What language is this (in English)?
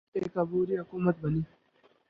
Urdu